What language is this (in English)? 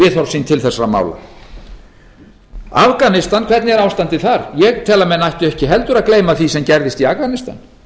Icelandic